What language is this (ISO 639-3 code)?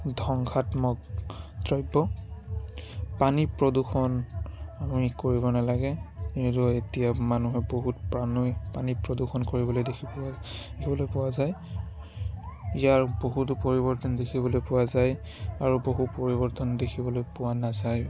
asm